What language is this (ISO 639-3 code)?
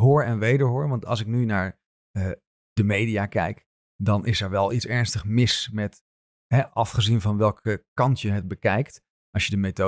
nld